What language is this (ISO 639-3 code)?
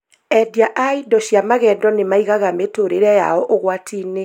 kik